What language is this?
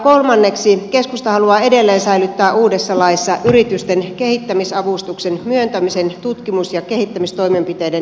Finnish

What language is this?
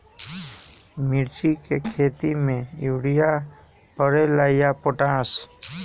Magahi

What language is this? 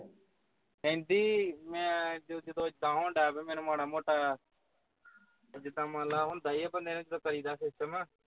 Punjabi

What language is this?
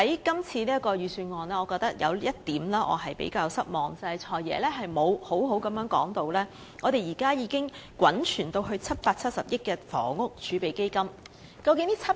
Cantonese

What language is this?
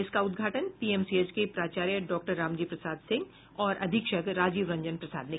Hindi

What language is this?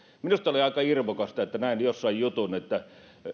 Finnish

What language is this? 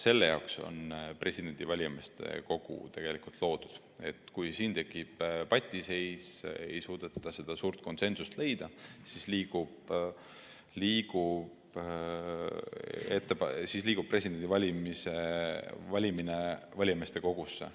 Estonian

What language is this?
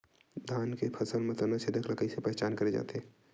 Chhattisgarhi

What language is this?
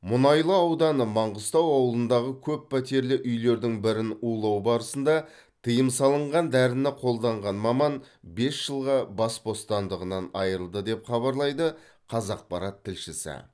Kazakh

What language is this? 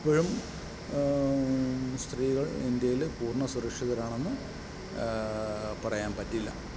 Malayalam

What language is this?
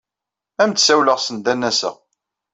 Kabyle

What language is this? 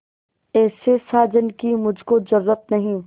Hindi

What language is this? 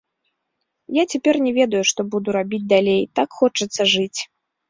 Belarusian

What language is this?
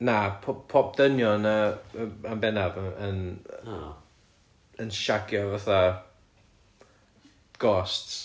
Welsh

